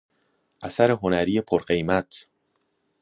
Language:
Persian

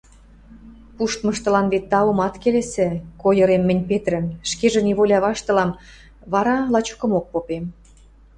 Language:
Western Mari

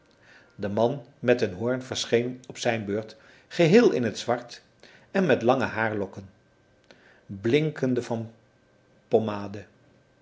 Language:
Dutch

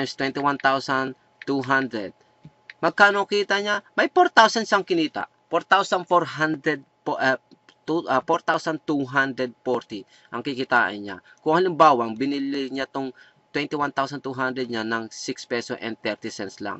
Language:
Filipino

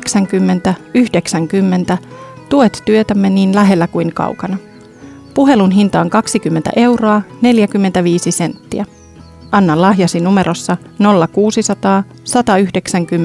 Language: Finnish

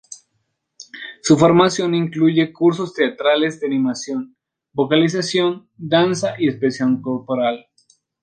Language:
Spanish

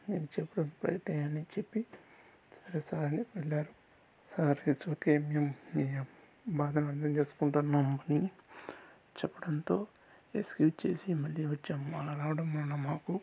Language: Telugu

